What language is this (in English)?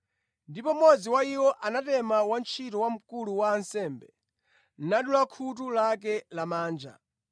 Nyanja